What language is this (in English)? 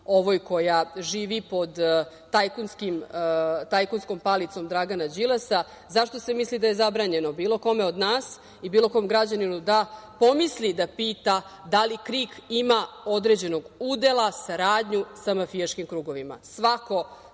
Serbian